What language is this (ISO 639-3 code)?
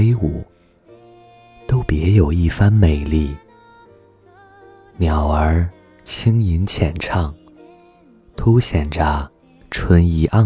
zho